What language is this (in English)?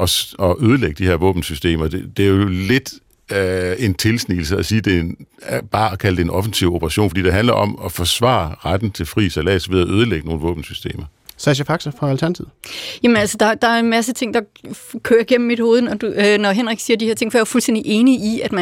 Danish